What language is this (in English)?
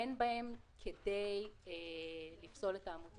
Hebrew